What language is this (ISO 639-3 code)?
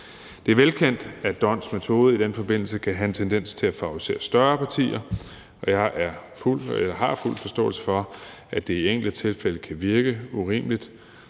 dan